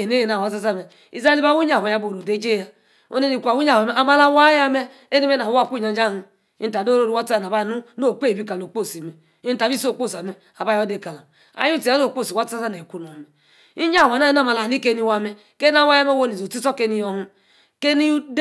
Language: Yace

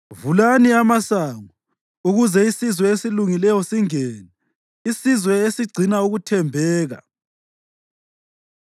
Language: North Ndebele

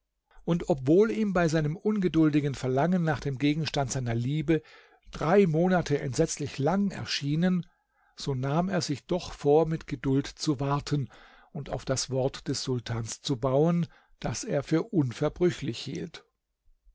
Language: German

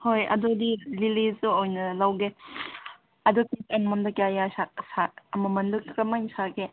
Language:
Manipuri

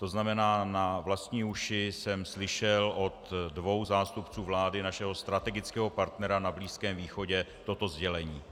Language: Czech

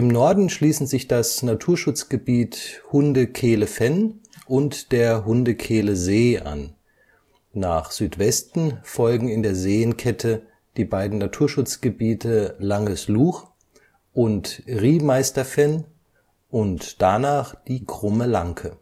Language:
German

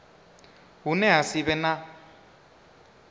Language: Venda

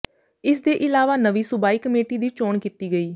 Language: Punjabi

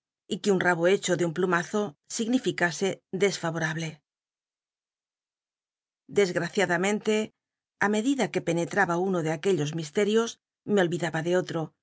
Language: Spanish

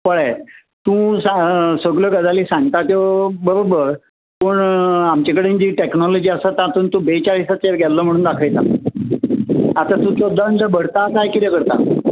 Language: Konkani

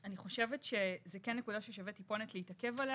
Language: Hebrew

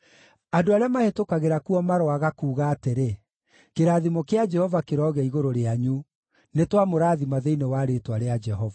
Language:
Kikuyu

